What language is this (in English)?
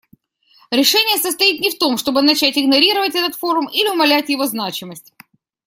Russian